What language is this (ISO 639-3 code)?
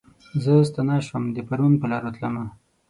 pus